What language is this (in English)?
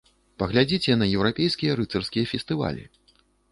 Belarusian